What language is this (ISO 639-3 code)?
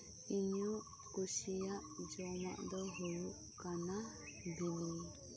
sat